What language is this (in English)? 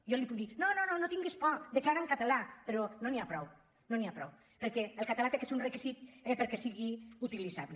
Catalan